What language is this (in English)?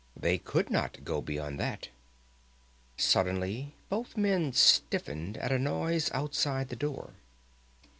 English